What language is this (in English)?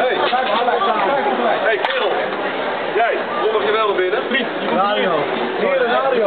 Dutch